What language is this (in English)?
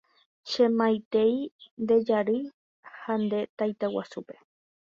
Guarani